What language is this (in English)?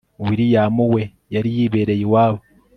Kinyarwanda